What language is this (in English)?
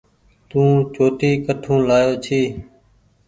Goaria